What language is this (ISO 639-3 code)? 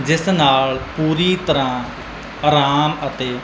pan